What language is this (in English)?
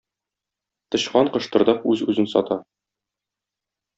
Tatar